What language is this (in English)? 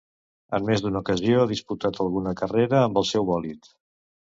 Catalan